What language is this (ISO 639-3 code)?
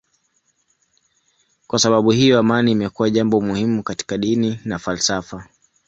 swa